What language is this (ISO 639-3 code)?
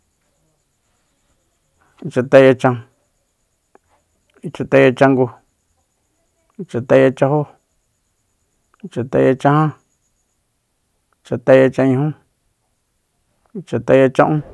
vmp